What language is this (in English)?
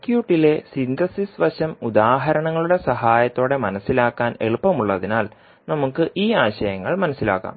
Malayalam